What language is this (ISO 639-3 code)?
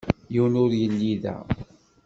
kab